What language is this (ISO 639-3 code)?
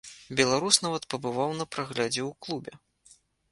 bel